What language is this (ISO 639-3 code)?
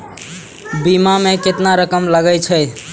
mai